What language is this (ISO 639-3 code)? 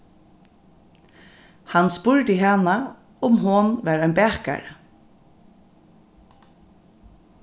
fao